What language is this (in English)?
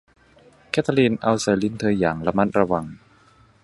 Thai